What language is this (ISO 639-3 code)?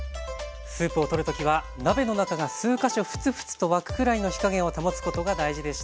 jpn